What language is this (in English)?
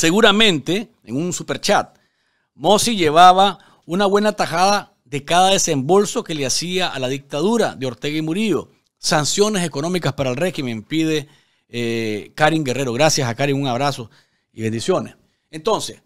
Spanish